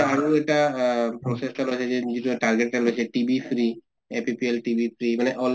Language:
Assamese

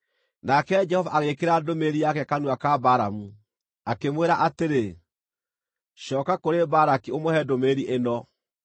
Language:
Kikuyu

